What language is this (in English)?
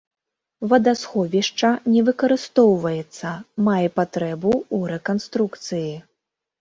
Belarusian